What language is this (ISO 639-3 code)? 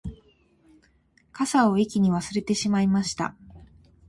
jpn